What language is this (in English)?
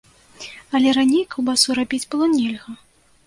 Belarusian